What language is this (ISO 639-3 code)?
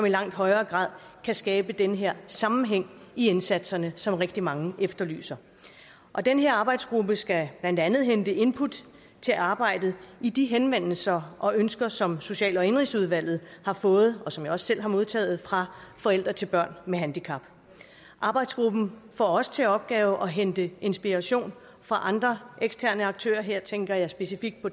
dan